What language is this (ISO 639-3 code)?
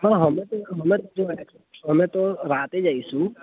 guj